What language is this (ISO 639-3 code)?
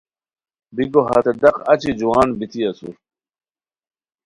khw